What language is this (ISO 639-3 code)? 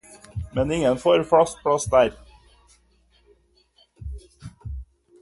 nob